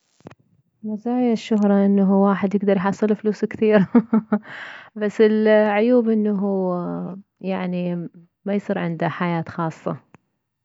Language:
Mesopotamian Arabic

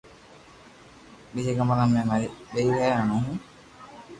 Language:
Loarki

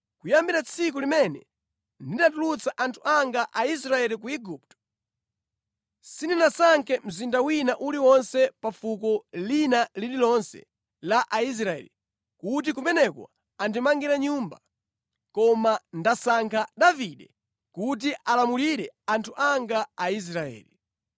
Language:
Nyanja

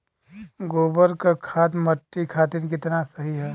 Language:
Bhojpuri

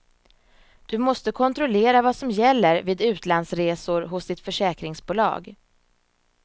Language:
Swedish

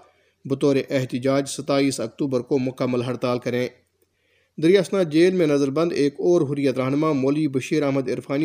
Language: Urdu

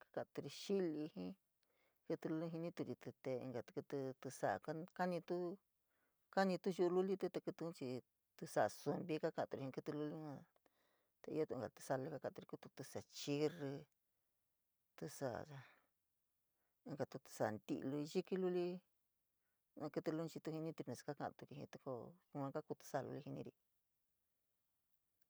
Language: San Miguel El Grande Mixtec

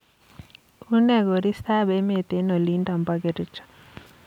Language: Kalenjin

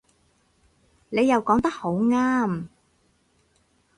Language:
Cantonese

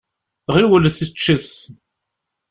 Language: Kabyle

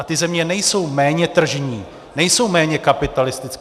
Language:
Czech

